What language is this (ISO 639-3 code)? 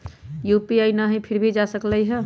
mag